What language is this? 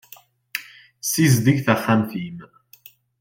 Kabyle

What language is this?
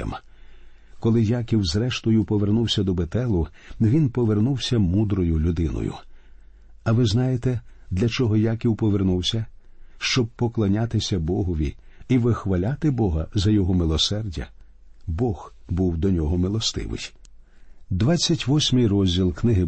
Ukrainian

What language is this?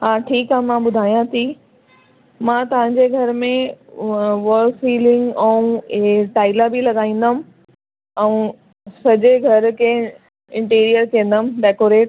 Sindhi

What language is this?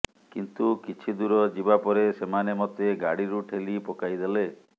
Odia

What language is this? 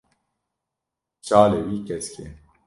Kurdish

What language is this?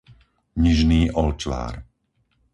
Slovak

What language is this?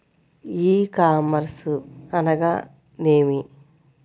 Telugu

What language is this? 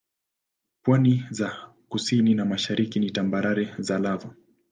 Swahili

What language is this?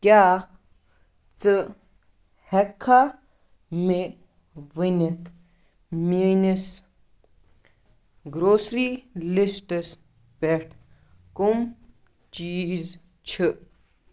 Kashmiri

